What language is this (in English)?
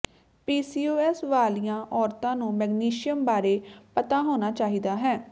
Punjabi